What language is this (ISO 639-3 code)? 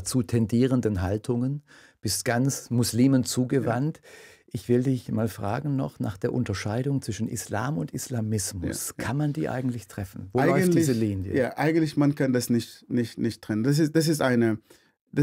deu